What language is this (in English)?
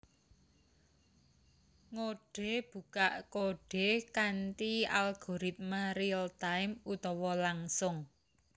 Javanese